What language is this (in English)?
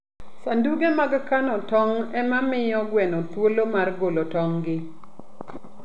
Luo (Kenya and Tanzania)